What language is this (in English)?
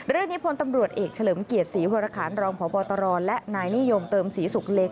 Thai